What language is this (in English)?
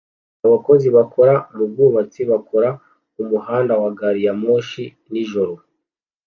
Kinyarwanda